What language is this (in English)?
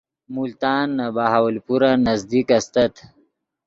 Yidgha